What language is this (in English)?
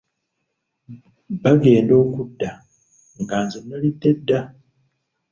Ganda